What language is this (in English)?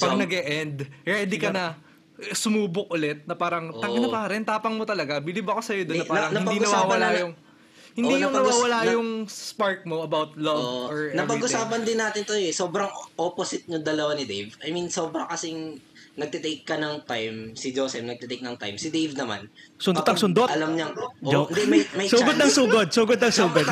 Filipino